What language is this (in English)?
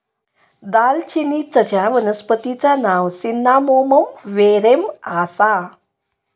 Marathi